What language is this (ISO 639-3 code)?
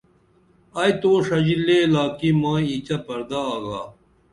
dml